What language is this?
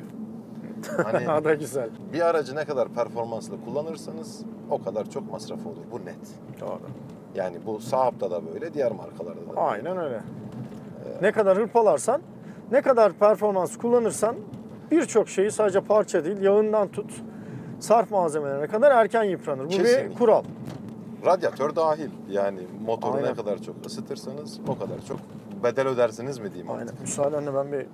Turkish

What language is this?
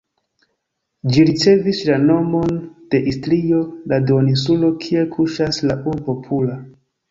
Esperanto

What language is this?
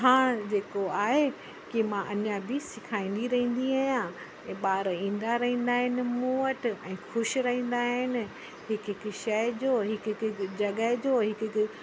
Sindhi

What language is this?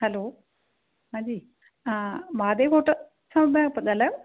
Sindhi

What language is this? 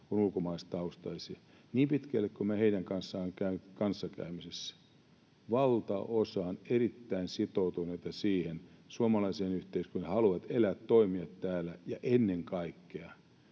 Finnish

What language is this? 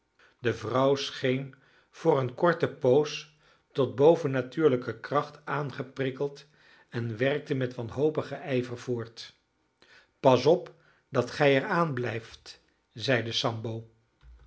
Dutch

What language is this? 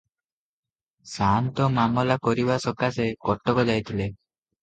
Odia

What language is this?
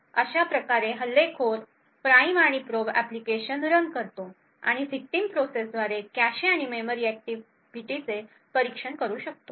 Marathi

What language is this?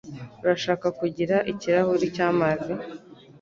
Kinyarwanda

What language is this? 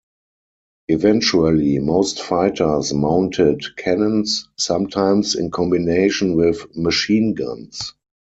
English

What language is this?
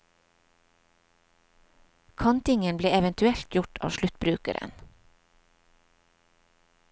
Norwegian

